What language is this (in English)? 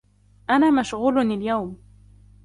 Arabic